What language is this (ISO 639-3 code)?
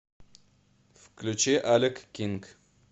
rus